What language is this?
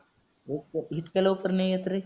Marathi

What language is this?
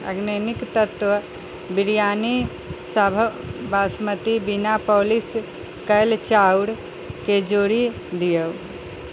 Maithili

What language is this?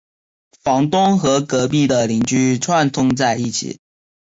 Chinese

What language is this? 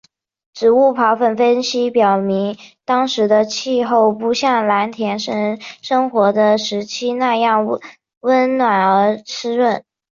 Chinese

